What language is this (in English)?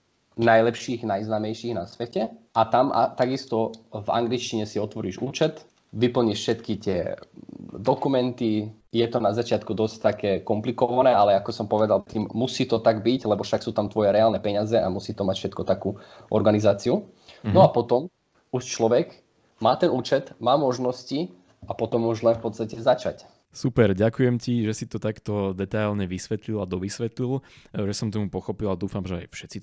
Slovak